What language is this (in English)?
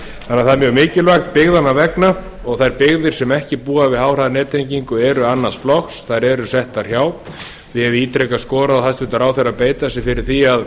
Icelandic